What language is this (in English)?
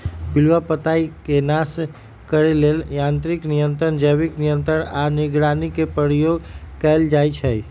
Magahi